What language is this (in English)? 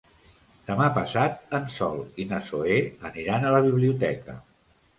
Catalan